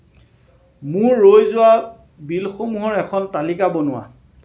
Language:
Assamese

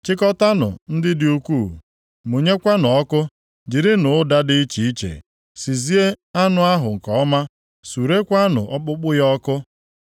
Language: Igbo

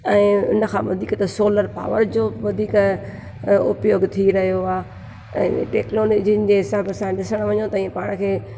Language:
Sindhi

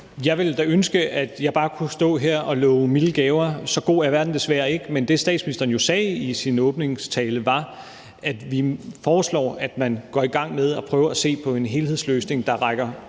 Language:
Danish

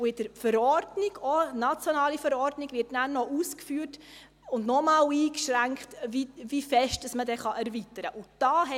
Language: Swiss German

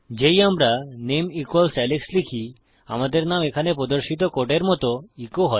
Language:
Bangla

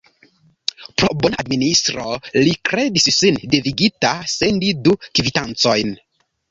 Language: Esperanto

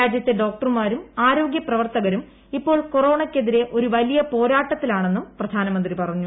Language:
Malayalam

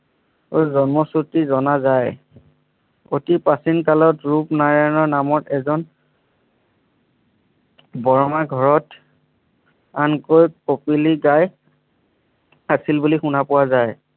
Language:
Assamese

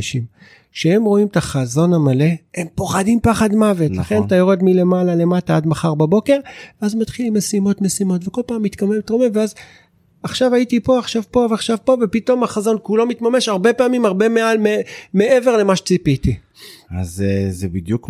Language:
Hebrew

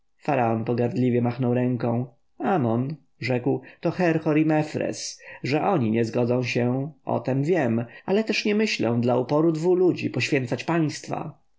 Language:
Polish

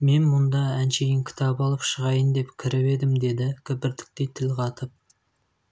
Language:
Kazakh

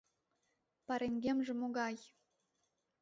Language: Mari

